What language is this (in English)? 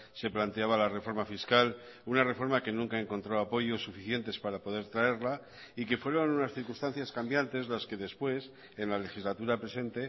Spanish